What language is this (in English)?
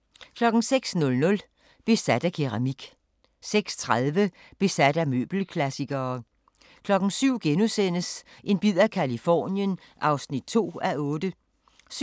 Danish